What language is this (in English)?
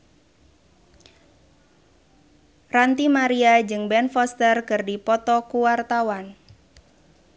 Sundanese